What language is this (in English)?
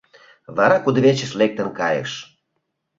Mari